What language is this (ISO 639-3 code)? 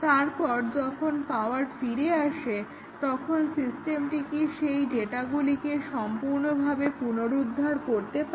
ben